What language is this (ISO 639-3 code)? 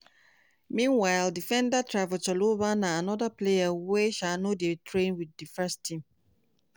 pcm